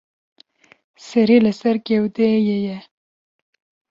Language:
Kurdish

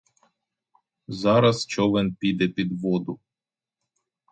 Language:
Ukrainian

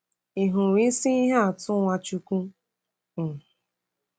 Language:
Igbo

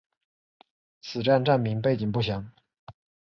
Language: Chinese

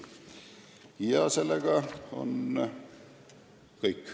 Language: Estonian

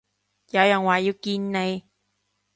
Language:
Cantonese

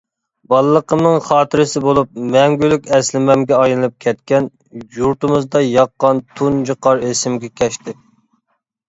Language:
Uyghur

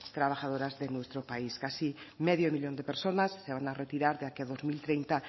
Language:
Spanish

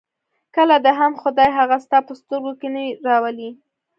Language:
Pashto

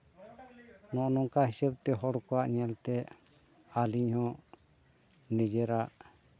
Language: Santali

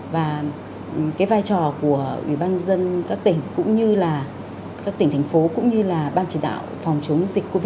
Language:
Vietnamese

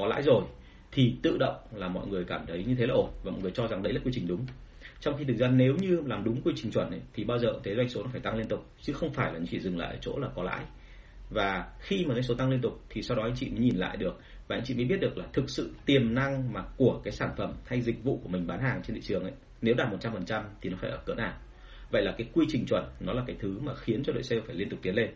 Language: Vietnamese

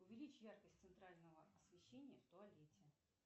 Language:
Russian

